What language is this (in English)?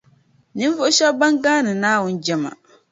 Dagbani